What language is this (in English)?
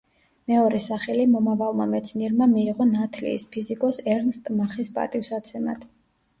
Georgian